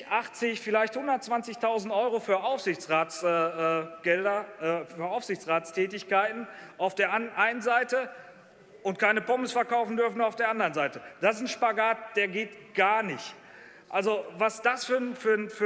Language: German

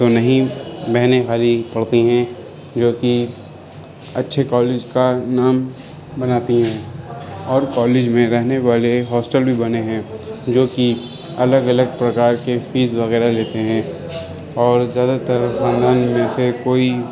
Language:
Urdu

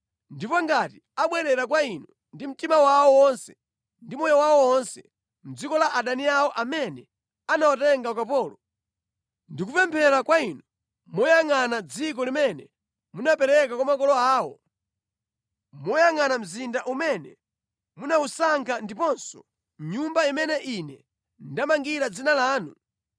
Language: Nyanja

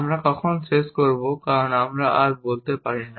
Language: Bangla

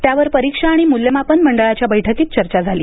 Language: Marathi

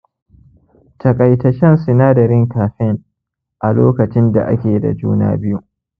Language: Hausa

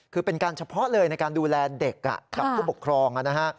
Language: Thai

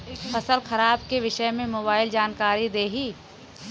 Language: Bhojpuri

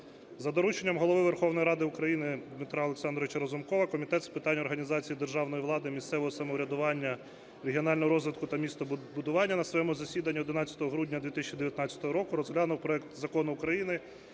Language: Ukrainian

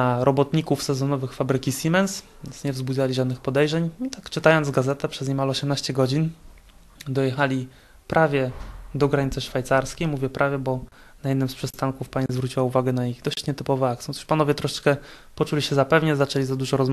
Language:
Polish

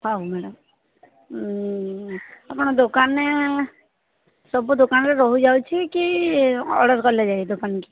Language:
Odia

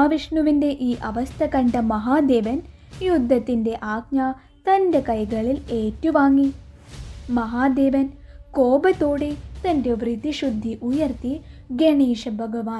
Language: Malayalam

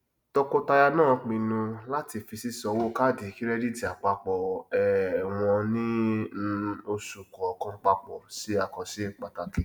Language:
Yoruba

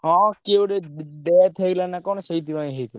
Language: Odia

